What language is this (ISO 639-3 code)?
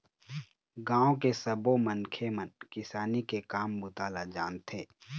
hne